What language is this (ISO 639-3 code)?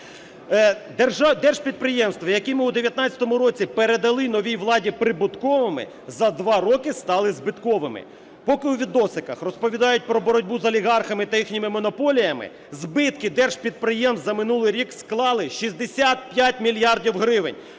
ukr